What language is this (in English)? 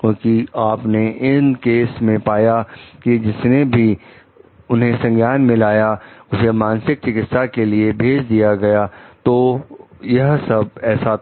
Hindi